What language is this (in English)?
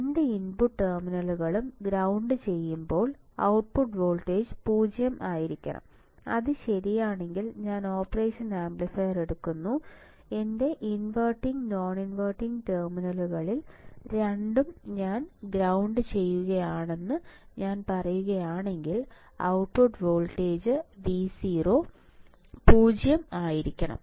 Malayalam